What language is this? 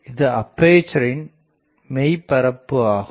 Tamil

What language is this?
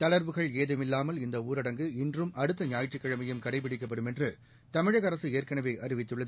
Tamil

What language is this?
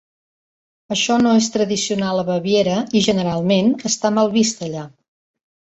Catalan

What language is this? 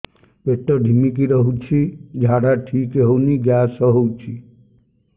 Odia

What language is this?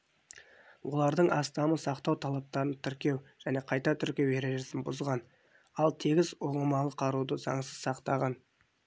Kazakh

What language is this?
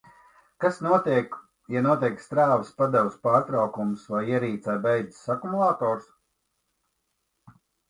Latvian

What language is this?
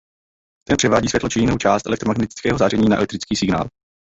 Czech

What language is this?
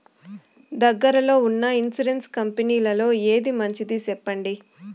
Telugu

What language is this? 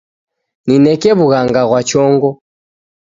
Taita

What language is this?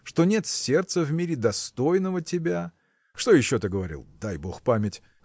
Russian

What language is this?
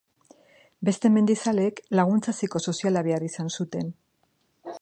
Basque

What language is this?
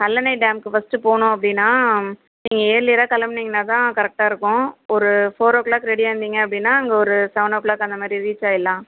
Tamil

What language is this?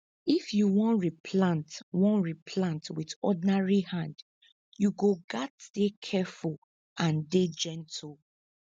Nigerian Pidgin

